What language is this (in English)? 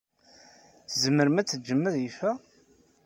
Kabyle